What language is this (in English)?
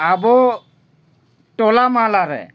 Santali